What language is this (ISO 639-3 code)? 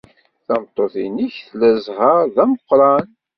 kab